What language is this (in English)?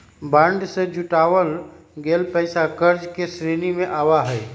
Magahi